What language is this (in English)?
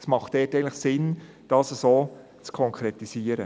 Swiss German